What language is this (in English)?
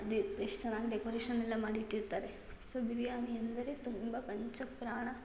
Kannada